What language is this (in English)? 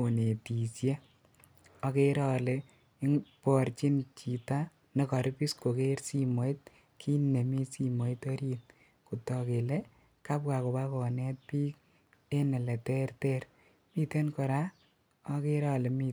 Kalenjin